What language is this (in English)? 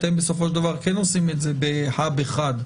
Hebrew